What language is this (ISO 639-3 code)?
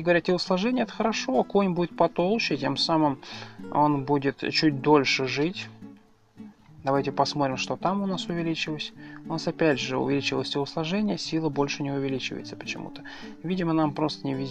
rus